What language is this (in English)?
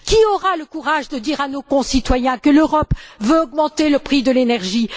French